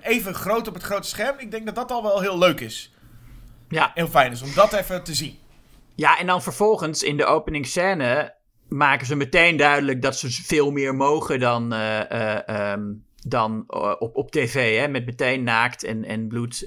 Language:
Dutch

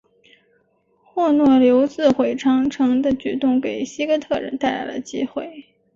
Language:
Chinese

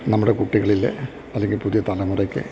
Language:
Malayalam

